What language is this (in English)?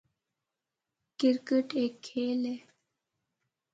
Northern Hindko